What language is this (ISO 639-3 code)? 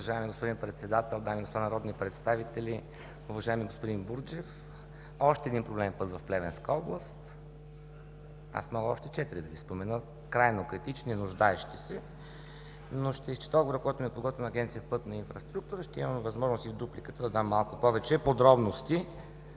bul